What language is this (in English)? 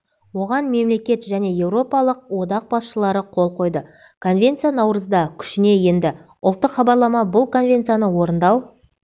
Kazakh